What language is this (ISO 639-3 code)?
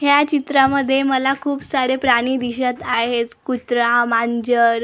mar